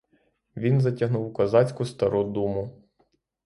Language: Ukrainian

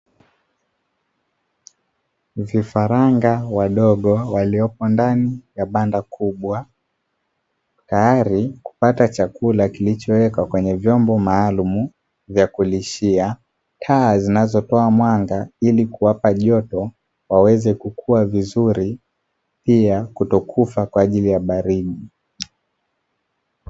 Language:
Swahili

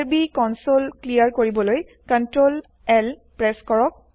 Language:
Assamese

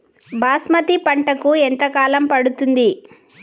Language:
Telugu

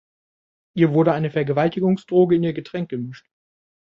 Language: German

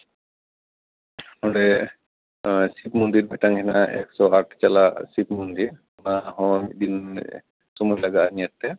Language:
Santali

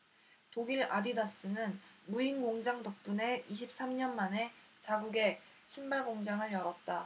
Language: Korean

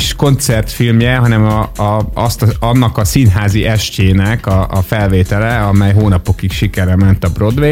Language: Hungarian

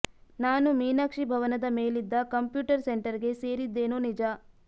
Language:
Kannada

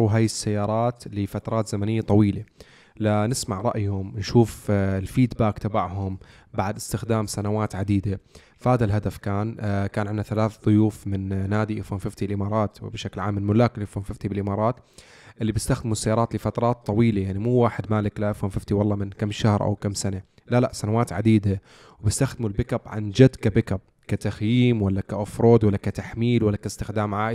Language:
Arabic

